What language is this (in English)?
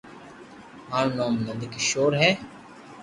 Loarki